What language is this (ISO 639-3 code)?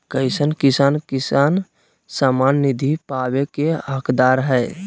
mag